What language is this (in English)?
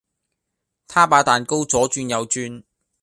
Cantonese